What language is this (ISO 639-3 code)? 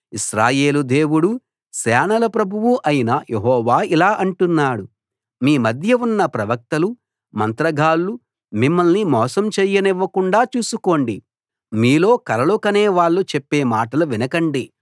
tel